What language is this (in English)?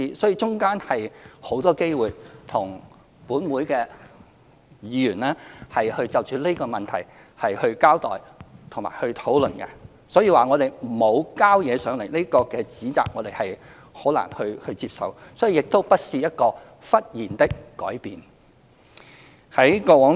Cantonese